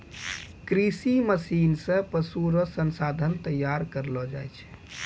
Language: Maithili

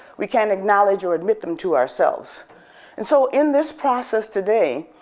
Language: English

